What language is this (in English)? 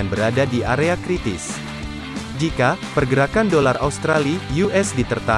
Indonesian